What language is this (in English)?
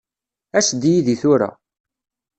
Kabyle